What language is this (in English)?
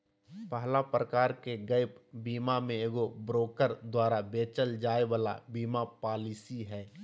Magahi